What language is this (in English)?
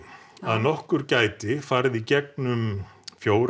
Icelandic